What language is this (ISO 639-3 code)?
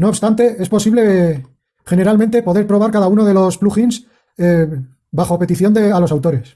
spa